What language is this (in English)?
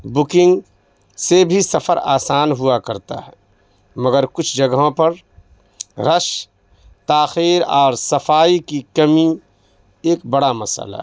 Urdu